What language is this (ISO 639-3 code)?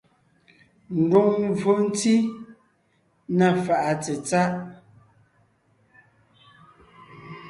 nnh